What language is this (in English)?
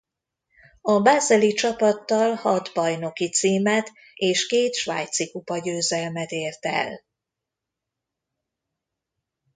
Hungarian